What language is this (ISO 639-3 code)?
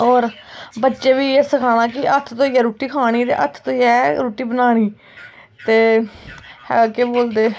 doi